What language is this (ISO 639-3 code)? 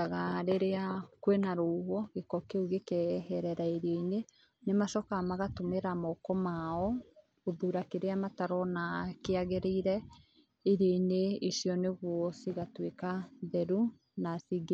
kik